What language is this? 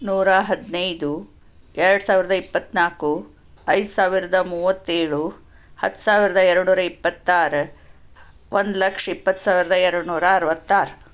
Kannada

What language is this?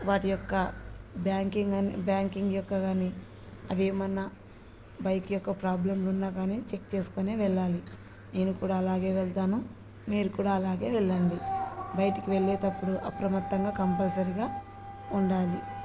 Telugu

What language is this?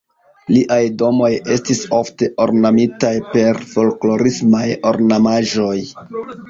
Esperanto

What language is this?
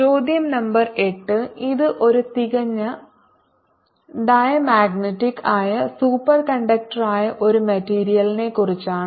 Malayalam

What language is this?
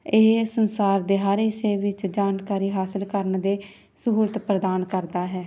Punjabi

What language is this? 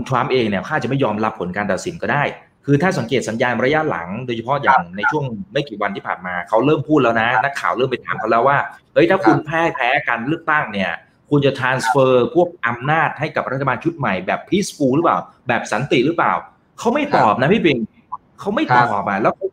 Thai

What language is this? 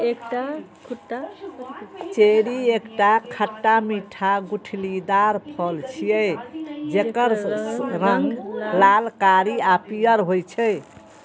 Maithili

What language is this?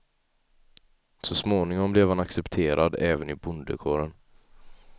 Swedish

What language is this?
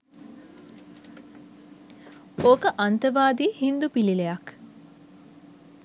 Sinhala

